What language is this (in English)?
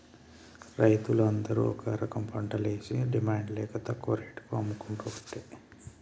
Telugu